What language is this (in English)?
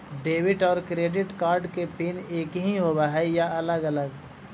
Magahi